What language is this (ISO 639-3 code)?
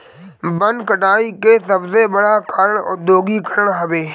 bho